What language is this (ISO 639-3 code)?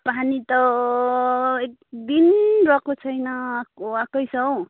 nep